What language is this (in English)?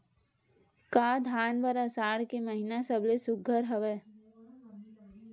Chhattisgarhi